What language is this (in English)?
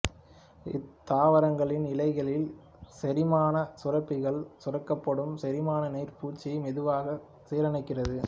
Tamil